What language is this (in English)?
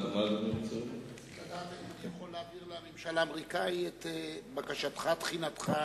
Hebrew